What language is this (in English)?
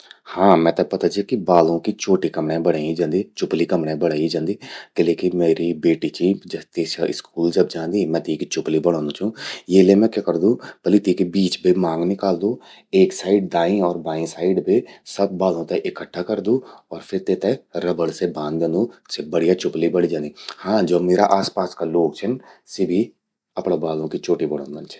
Garhwali